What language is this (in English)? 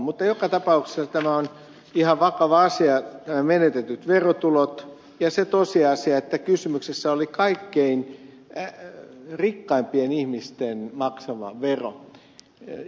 Finnish